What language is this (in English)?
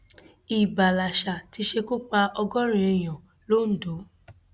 Yoruba